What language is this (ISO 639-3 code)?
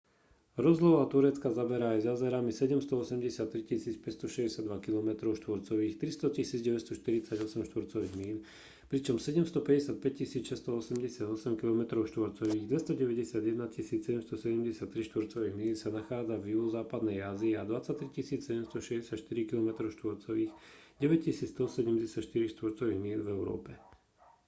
slk